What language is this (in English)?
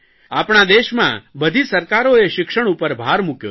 Gujarati